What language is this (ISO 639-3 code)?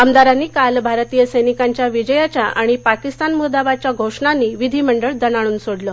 mar